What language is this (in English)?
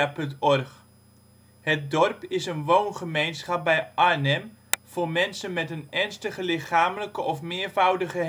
Dutch